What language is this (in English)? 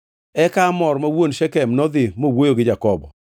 Luo (Kenya and Tanzania)